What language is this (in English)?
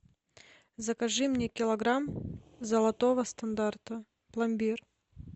Russian